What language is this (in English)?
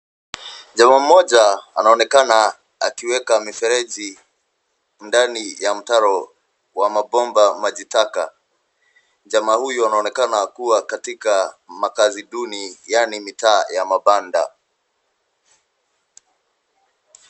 Swahili